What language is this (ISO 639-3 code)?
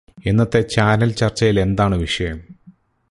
mal